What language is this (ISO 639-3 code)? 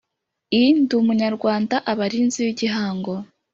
kin